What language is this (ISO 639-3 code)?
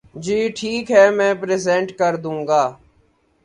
urd